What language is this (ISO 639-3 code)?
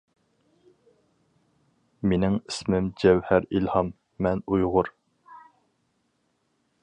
uig